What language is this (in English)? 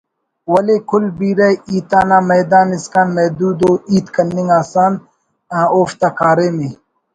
Brahui